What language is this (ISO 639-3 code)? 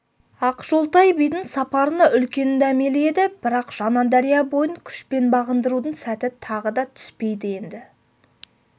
kaz